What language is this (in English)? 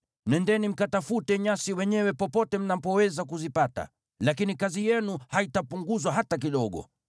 Swahili